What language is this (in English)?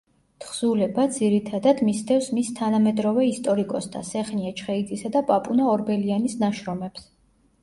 Georgian